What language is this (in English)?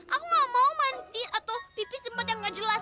Indonesian